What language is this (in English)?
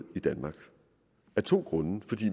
Danish